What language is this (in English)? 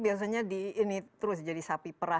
Indonesian